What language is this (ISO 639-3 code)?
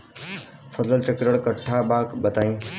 bho